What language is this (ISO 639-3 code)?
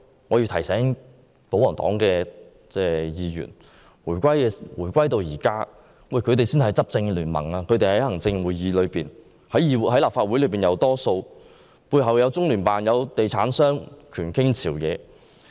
yue